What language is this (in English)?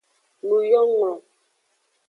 Aja (Benin)